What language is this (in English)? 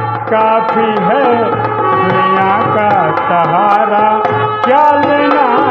Hindi